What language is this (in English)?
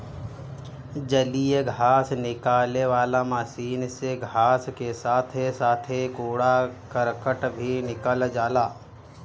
Bhojpuri